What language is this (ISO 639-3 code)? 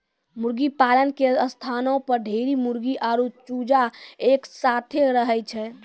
mai